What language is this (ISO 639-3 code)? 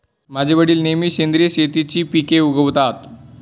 mar